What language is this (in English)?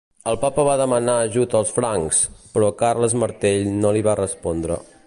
Catalan